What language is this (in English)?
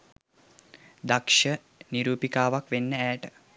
Sinhala